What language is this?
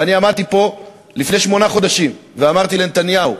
Hebrew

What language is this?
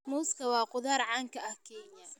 Somali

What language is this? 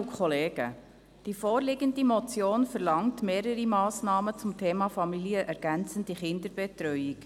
Swiss German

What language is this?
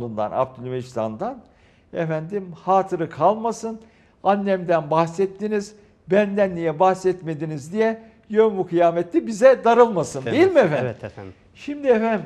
Turkish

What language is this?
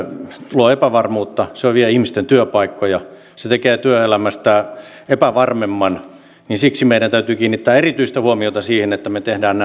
Finnish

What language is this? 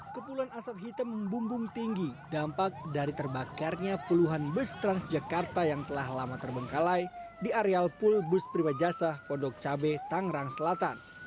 Indonesian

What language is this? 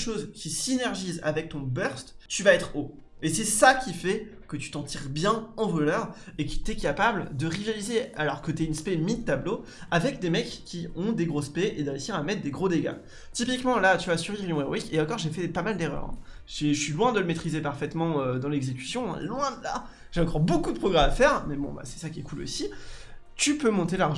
French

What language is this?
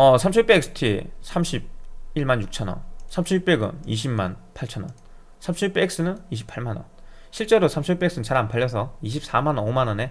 Korean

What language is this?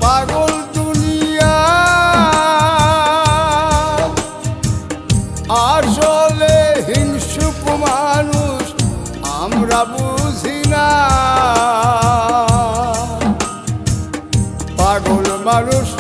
Arabic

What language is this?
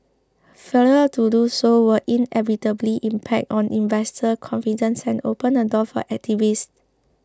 English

